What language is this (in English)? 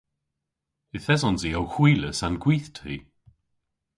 Cornish